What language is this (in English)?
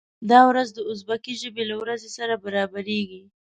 Pashto